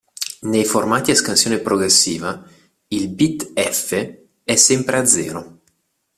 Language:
Italian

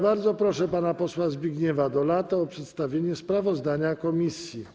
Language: Polish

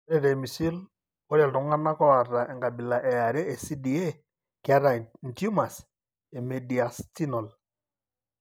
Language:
Masai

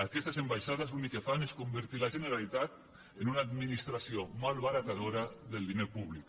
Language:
Catalan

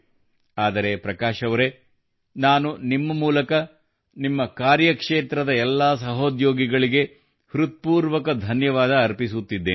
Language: Kannada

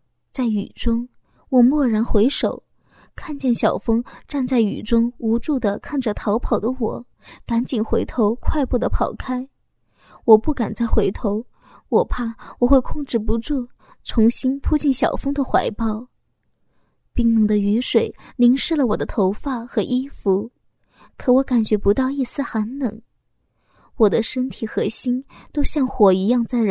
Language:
Chinese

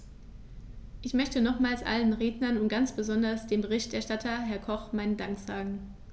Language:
German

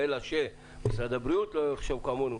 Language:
Hebrew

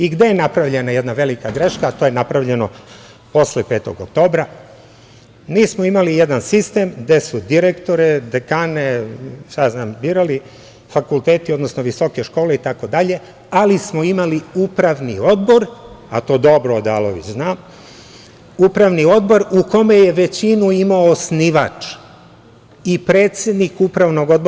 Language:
Serbian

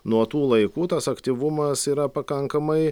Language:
Lithuanian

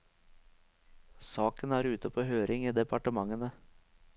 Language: Norwegian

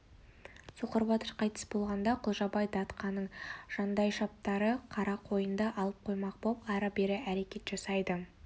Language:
Kazakh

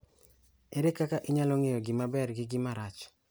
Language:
Luo (Kenya and Tanzania)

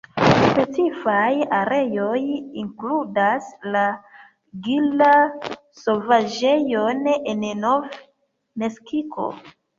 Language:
Esperanto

